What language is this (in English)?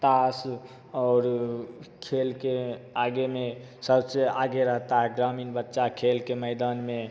Hindi